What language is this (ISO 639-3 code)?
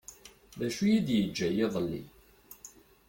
kab